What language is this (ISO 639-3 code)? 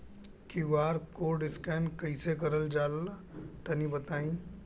bho